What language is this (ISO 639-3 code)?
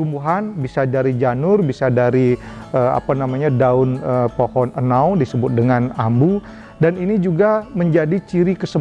ind